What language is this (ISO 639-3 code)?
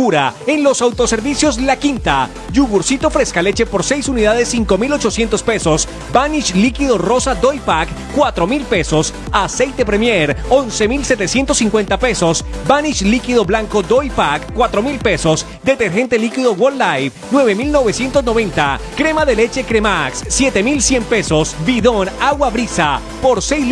spa